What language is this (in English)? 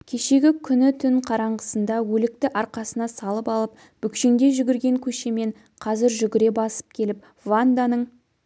Kazakh